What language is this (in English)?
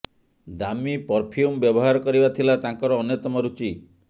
Odia